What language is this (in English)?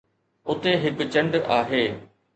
Sindhi